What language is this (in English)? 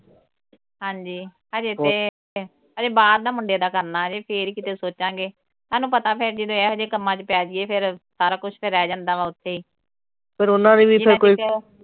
Punjabi